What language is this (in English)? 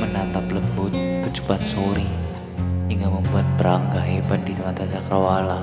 Indonesian